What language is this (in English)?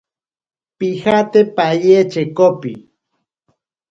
Ashéninka Perené